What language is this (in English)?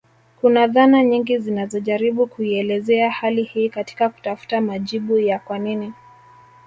Swahili